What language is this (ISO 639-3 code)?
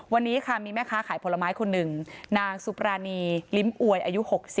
tha